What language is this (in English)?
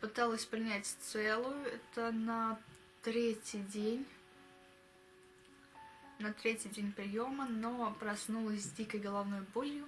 Russian